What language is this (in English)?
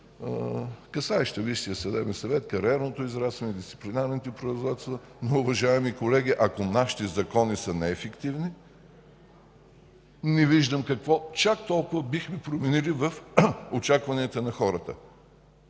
Bulgarian